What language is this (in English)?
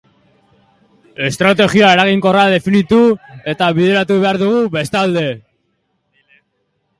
Basque